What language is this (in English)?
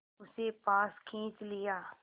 Hindi